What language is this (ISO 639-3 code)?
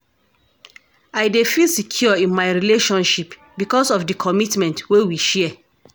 pcm